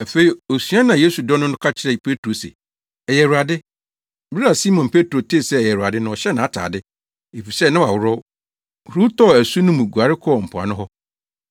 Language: Akan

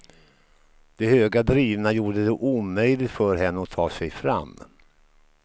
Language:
Swedish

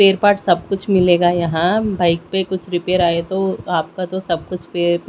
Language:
Hindi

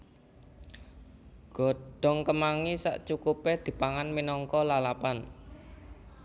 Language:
Javanese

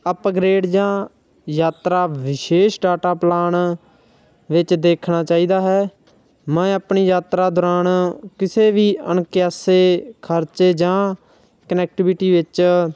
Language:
Punjabi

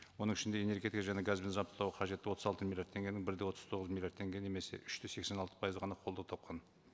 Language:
Kazakh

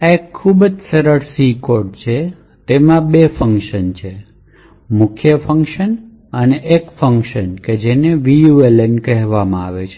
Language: Gujarati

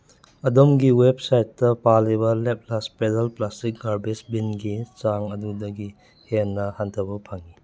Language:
Manipuri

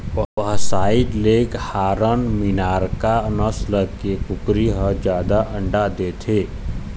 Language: Chhattisgarhi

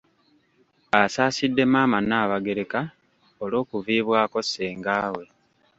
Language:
Ganda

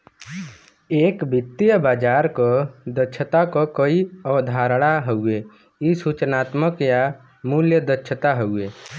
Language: Bhojpuri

